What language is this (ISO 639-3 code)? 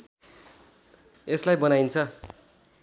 nep